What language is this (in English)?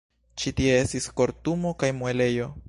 Esperanto